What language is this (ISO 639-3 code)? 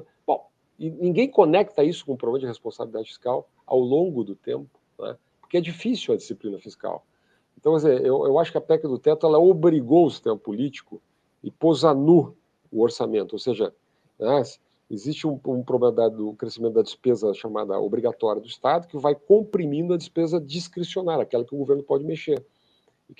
por